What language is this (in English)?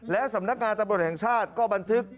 Thai